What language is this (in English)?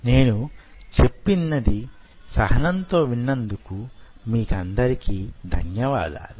Telugu